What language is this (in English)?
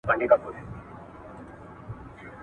Pashto